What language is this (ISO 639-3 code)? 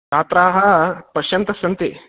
san